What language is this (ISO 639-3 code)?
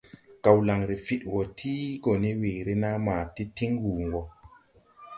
tui